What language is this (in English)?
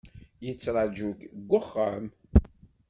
Kabyle